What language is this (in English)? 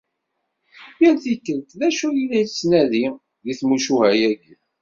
Kabyle